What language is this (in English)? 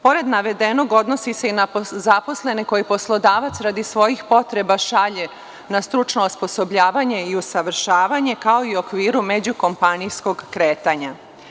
Serbian